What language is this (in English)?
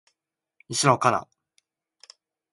Japanese